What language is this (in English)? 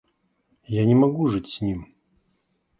Russian